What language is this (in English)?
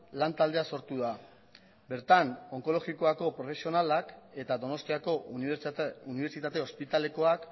Basque